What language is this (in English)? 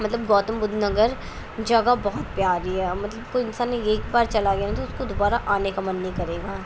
Urdu